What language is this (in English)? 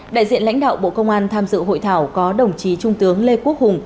Vietnamese